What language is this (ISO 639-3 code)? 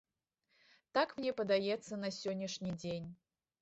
bel